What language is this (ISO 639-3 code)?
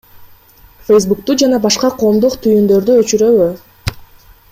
kir